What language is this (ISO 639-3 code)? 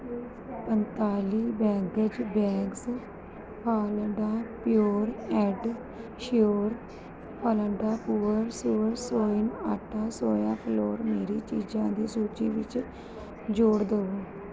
pan